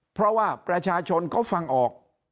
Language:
Thai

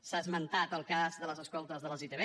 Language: Catalan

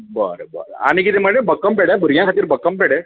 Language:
Konkani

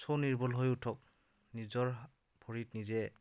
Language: Assamese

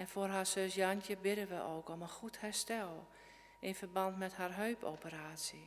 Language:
Dutch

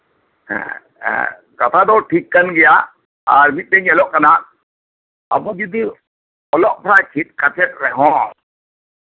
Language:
Santali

